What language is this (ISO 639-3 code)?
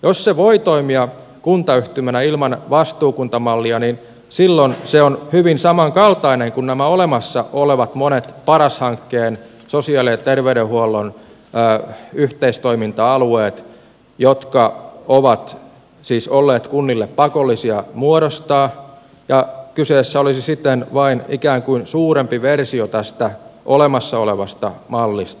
fin